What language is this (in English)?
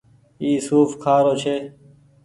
Goaria